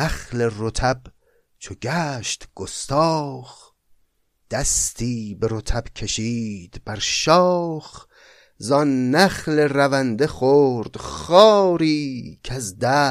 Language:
Persian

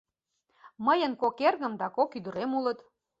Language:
Mari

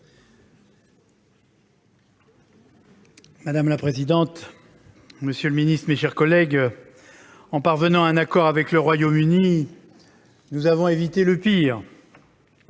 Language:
French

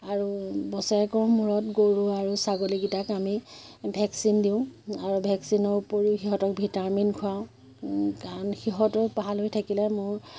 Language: Assamese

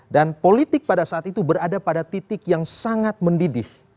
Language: Indonesian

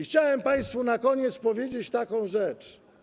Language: Polish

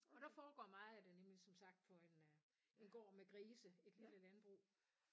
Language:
Danish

